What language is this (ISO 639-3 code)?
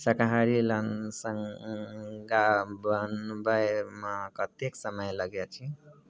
mai